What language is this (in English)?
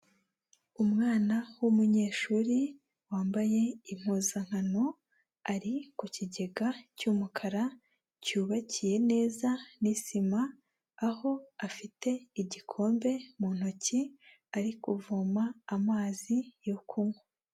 Kinyarwanda